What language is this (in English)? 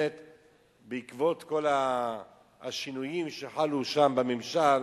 Hebrew